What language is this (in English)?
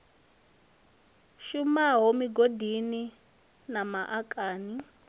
Venda